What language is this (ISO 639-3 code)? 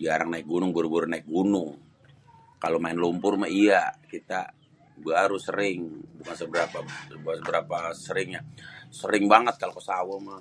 bew